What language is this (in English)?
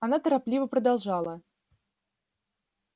Russian